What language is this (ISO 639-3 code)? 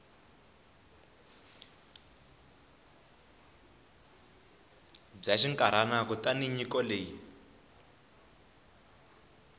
tso